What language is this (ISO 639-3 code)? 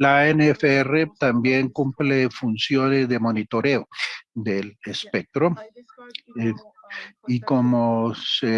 spa